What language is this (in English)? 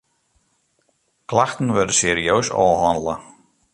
Western Frisian